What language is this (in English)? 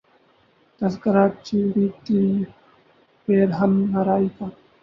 Urdu